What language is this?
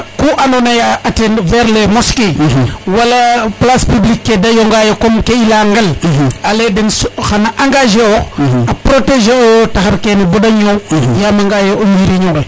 Serer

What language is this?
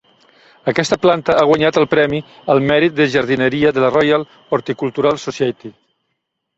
Catalan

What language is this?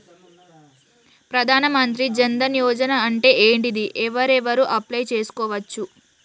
Telugu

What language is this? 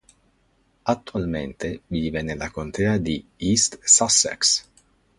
Italian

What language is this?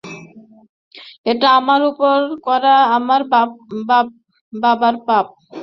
Bangla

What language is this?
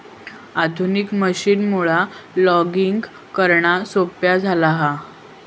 Marathi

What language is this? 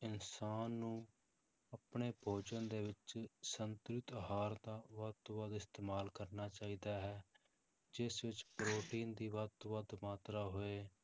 Punjabi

